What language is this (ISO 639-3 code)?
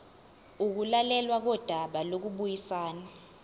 zul